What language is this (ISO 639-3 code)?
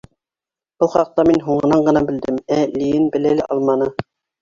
bak